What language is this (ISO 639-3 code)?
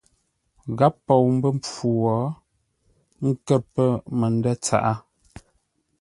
nla